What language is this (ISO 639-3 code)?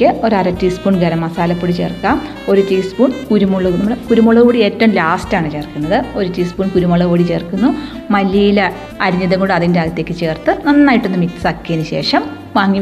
mal